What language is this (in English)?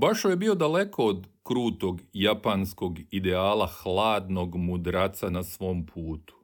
Croatian